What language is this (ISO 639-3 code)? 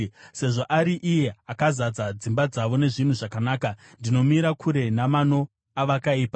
sna